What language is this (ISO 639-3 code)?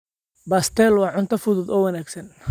som